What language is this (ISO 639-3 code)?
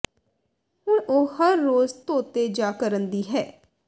pan